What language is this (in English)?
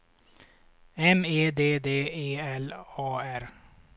Swedish